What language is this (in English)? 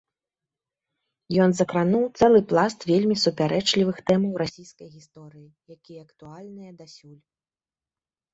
Belarusian